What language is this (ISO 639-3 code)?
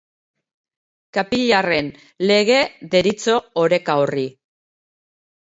eus